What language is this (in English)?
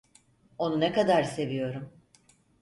Turkish